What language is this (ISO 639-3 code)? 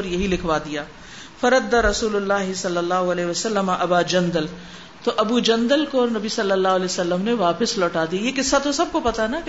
urd